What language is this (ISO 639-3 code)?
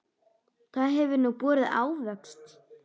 isl